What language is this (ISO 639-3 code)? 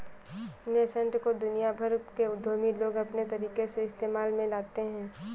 hin